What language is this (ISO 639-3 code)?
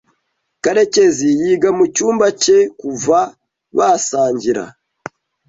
kin